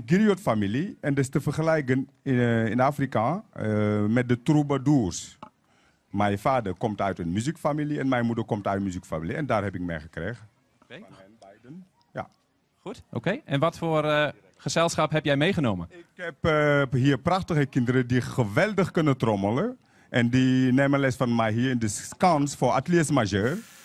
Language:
Dutch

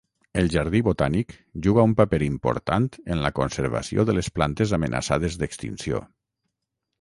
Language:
Catalan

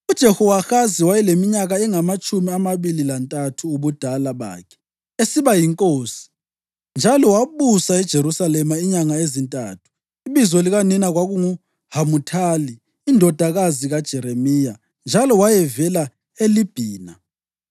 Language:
North Ndebele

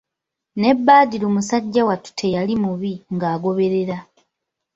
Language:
Ganda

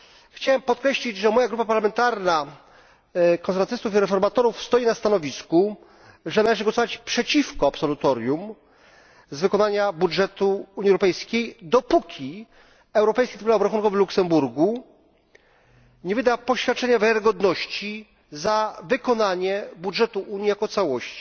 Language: Polish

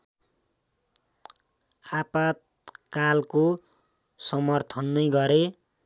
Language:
Nepali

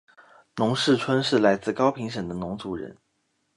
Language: Chinese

